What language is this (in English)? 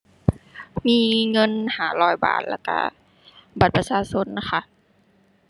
Thai